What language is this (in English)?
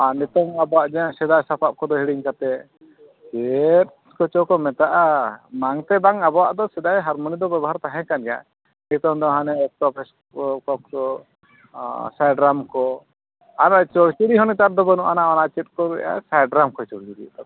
Santali